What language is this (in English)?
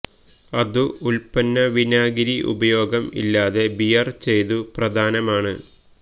Malayalam